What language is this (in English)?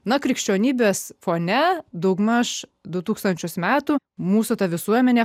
Lithuanian